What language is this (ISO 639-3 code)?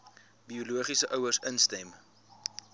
afr